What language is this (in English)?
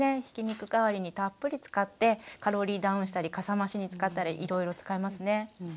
Japanese